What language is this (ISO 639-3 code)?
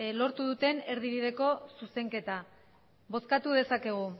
eus